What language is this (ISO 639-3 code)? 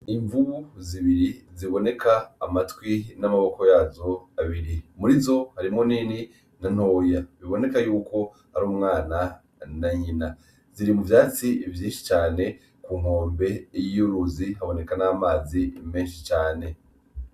run